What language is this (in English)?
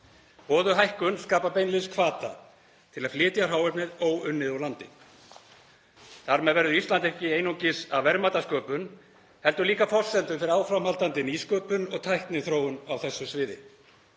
Icelandic